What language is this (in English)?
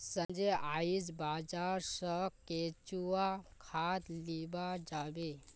Magahi